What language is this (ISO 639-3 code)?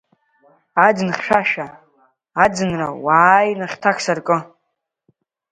abk